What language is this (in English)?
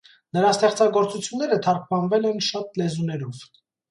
Armenian